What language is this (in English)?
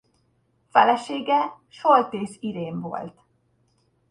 Hungarian